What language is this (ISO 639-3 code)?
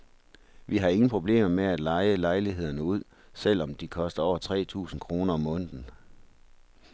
dan